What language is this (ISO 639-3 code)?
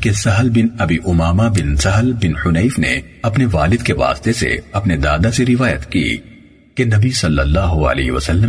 urd